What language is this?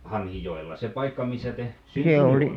Finnish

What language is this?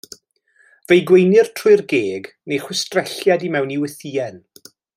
Welsh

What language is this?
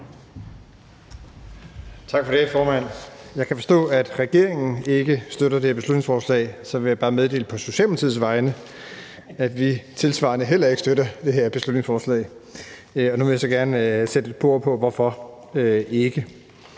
Danish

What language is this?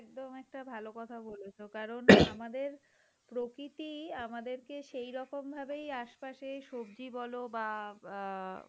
Bangla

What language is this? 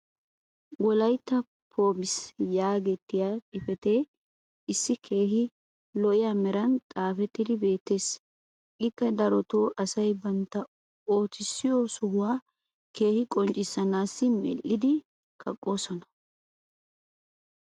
Wolaytta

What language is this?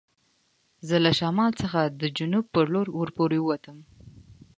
Pashto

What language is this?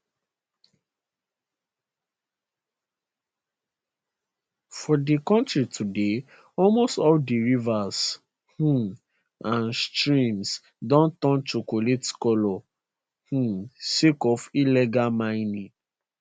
Nigerian Pidgin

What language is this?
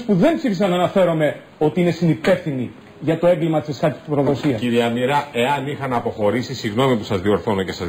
Greek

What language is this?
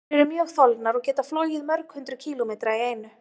Icelandic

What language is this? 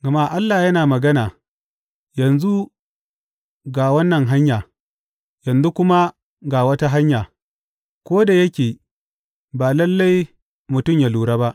Hausa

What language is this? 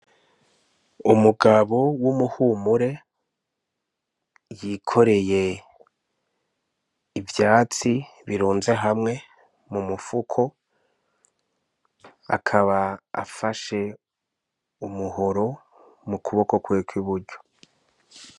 Rundi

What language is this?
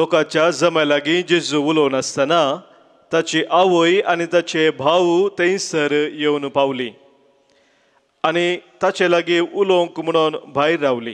Romanian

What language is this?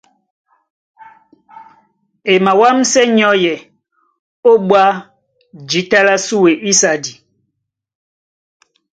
Duala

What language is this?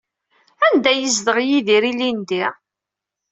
Kabyle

